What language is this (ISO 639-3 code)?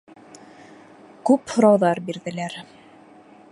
bak